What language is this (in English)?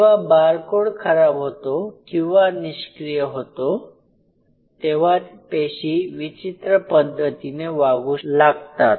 Marathi